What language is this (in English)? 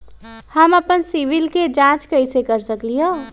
Magahi